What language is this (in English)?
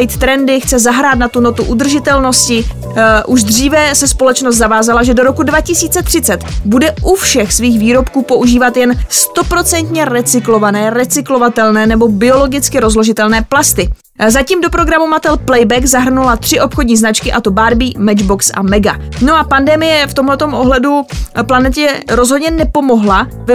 Czech